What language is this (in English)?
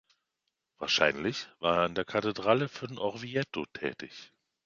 German